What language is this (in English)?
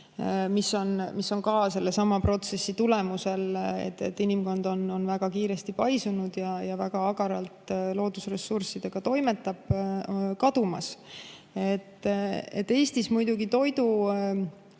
Estonian